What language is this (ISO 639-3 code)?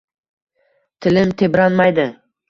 uzb